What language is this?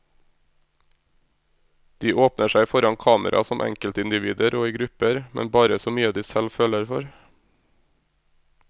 Norwegian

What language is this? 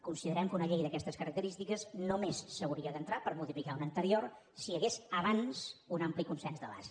Catalan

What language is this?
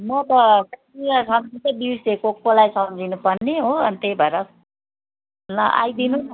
Nepali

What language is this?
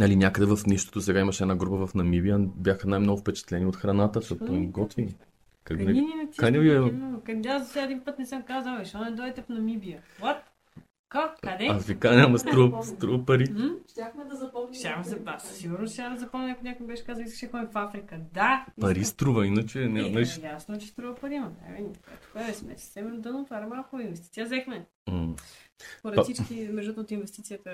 Bulgarian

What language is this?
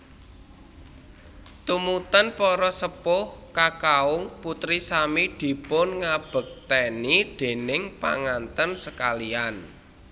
Javanese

